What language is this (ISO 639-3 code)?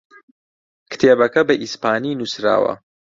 ckb